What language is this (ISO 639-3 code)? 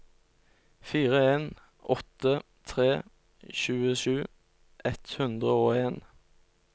nor